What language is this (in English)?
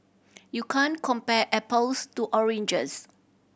English